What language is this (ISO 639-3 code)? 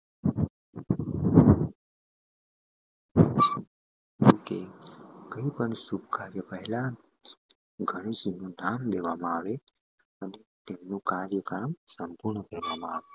guj